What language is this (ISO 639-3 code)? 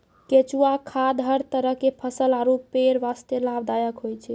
mai